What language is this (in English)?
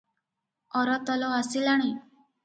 Odia